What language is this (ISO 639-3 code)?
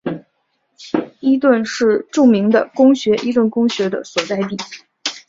zho